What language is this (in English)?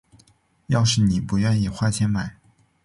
Chinese